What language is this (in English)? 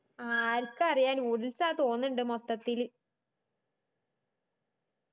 Malayalam